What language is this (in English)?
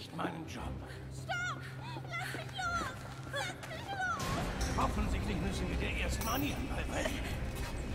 German